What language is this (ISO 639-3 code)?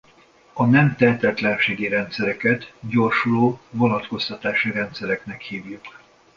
hun